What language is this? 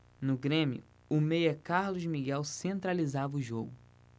Portuguese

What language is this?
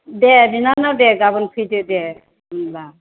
Bodo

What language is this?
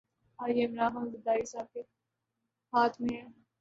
Urdu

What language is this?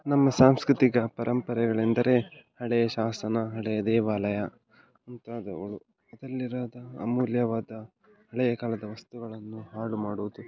Kannada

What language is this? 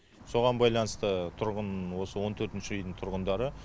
Kazakh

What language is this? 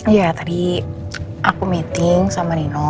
Indonesian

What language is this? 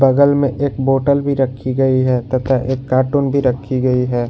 Hindi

